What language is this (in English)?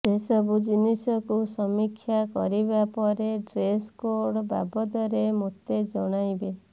Odia